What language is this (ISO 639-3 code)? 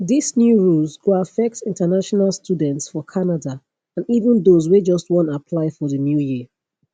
pcm